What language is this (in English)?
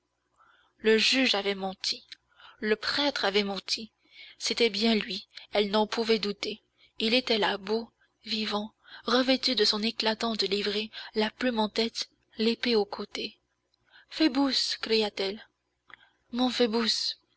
French